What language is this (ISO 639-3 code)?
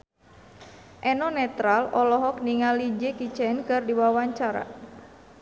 sun